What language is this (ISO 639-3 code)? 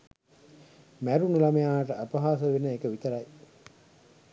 sin